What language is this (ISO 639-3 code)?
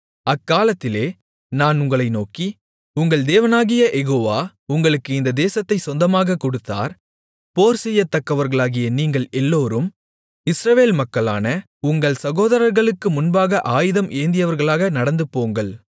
tam